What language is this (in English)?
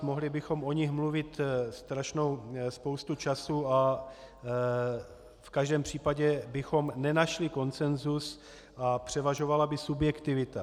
Czech